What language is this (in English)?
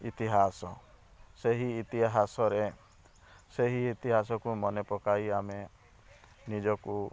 Odia